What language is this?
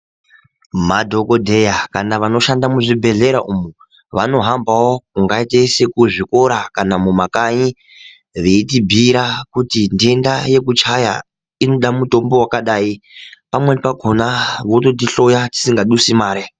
Ndau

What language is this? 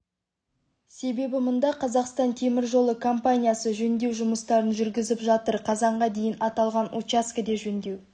Kazakh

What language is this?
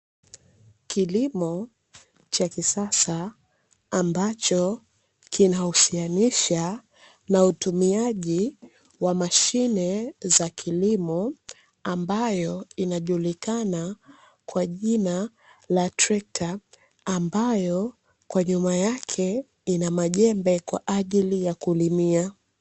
Swahili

